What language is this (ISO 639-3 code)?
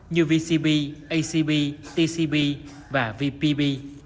vie